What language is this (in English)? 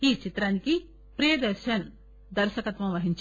Telugu